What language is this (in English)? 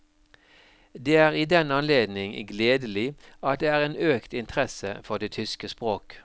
Norwegian